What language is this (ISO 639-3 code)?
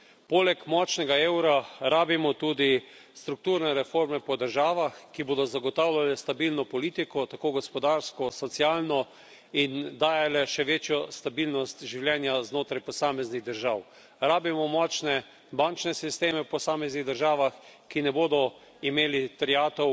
slv